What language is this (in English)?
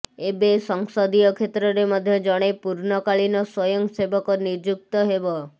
Odia